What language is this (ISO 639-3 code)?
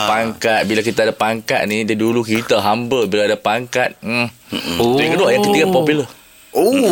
msa